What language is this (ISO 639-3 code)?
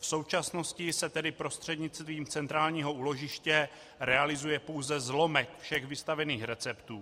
ces